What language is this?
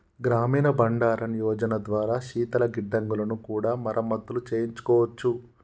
Telugu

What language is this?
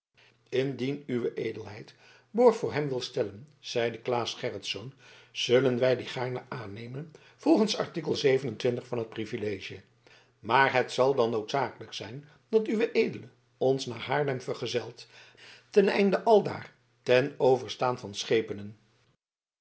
Dutch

